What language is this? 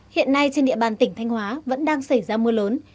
Vietnamese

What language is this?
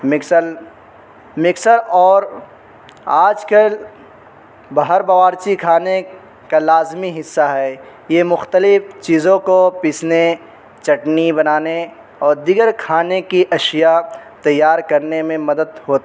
Urdu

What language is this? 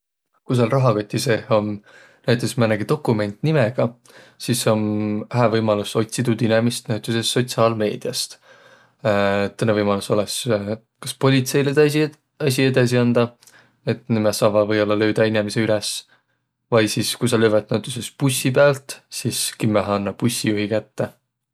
Võro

